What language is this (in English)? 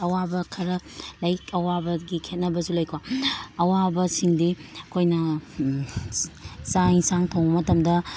Manipuri